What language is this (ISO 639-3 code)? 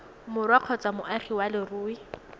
tsn